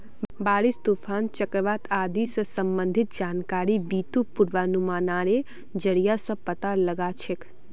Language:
Magahi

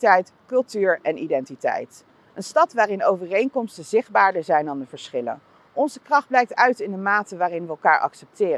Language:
Dutch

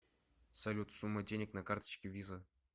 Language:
Russian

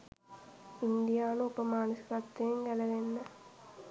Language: Sinhala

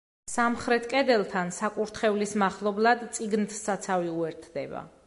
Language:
Georgian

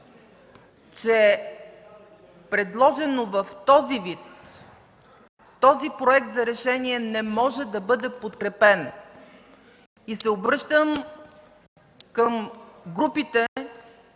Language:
Bulgarian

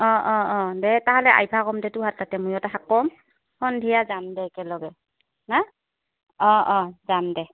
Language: Assamese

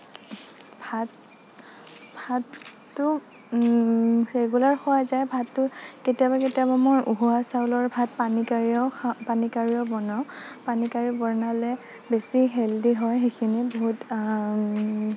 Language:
Assamese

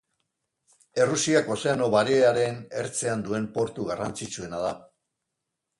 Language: Basque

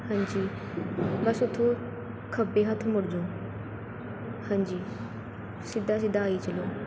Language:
Punjabi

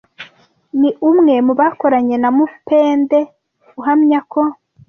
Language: Kinyarwanda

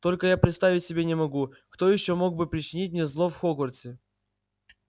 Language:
Russian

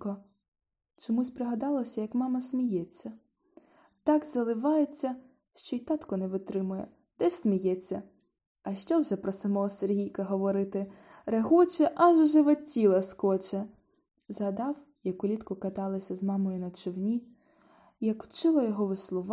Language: Ukrainian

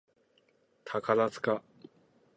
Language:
Japanese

